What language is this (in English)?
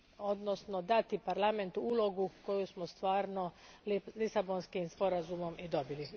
Croatian